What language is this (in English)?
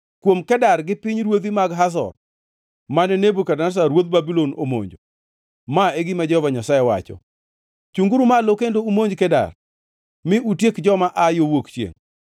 Luo (Kenya and Tanzania)